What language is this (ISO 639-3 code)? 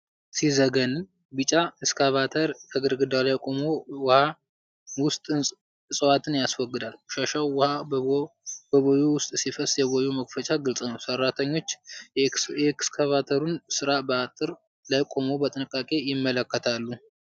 amh